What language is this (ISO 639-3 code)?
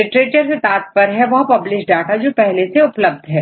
hin